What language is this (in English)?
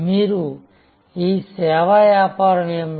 Telugu